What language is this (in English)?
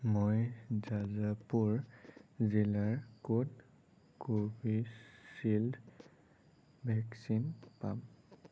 Assamese